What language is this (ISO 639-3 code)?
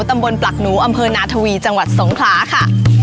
tha